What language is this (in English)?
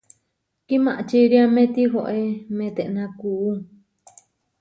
Huarijio